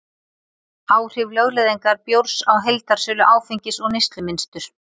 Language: Icelandic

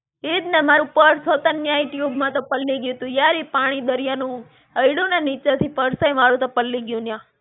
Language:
Gujarati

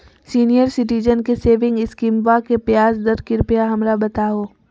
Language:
Magahi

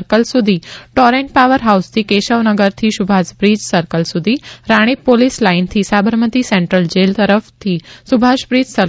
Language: Gujarati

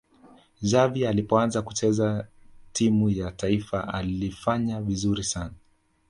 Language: Swahili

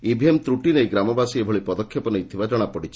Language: Odia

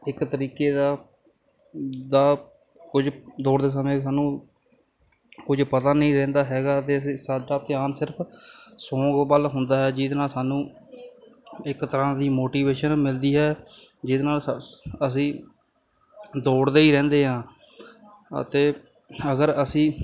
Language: Punjabi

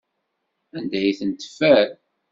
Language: Kabyle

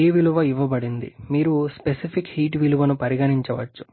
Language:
Telugu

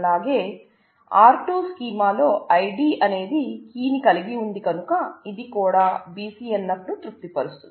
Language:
Telugu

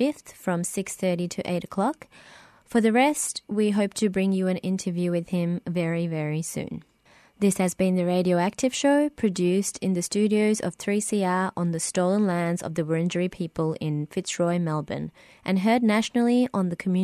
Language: English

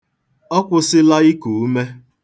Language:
Igbo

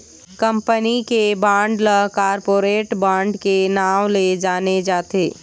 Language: Chhattisgarhi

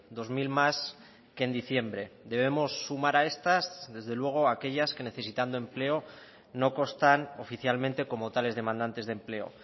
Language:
Spanish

